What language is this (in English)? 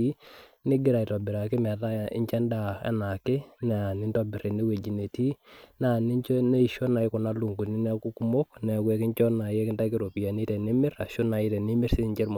Masai